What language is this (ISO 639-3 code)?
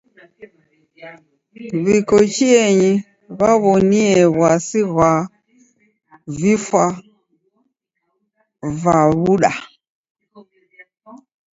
dav